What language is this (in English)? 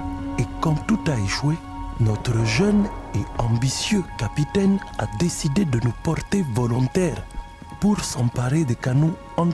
French